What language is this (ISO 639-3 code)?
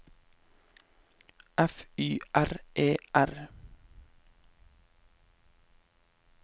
nor